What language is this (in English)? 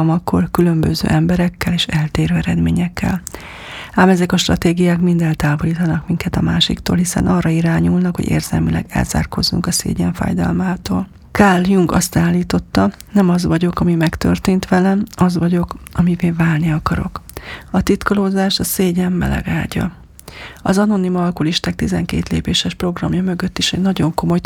Hungarian